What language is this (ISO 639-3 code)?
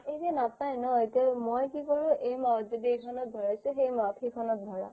asm